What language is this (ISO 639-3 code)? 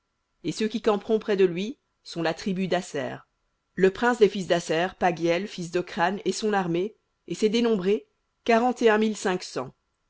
fra